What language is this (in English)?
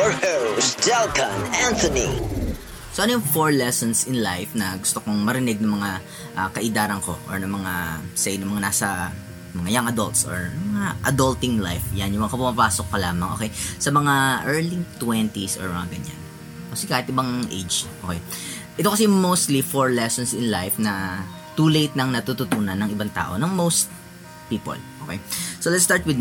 Filipino